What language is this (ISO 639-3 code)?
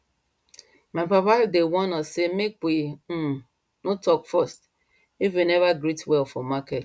pcm